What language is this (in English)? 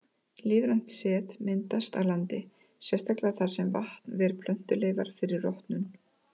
Icelandic